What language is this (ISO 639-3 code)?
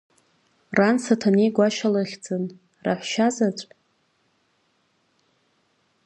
abk